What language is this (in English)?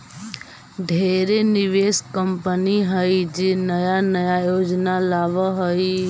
Magahi